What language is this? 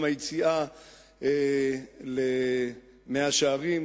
Hebrew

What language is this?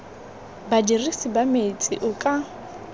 Tswana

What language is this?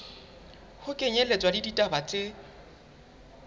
Southern Sotho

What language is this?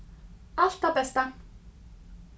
Faroese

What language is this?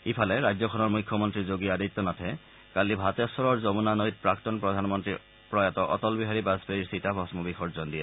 Assamese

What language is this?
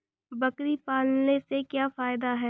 Hindi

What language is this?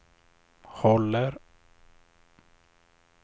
Swedish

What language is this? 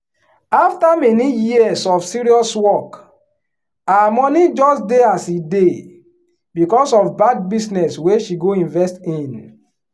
Nigerian Pidgin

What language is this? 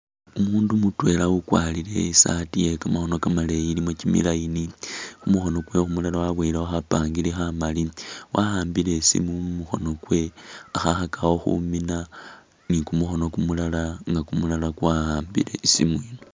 Masaaba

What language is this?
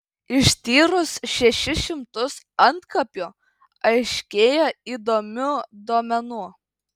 Lithuanian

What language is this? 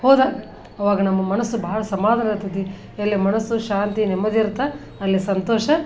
Kannada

